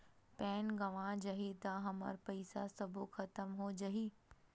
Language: Chhattisgarhi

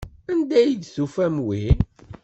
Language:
Kabyle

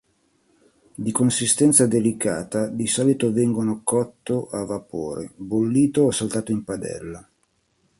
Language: Italian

